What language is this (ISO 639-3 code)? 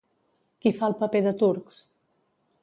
cat